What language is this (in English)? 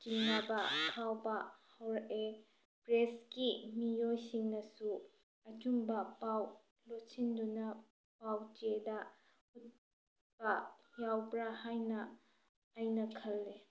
Manipuri